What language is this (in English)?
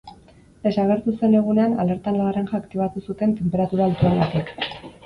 Basque